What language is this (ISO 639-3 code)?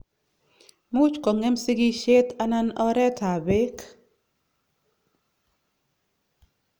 kln